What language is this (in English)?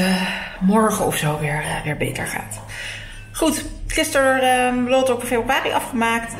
Dutch